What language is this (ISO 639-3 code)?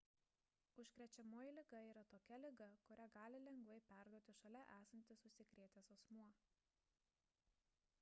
lit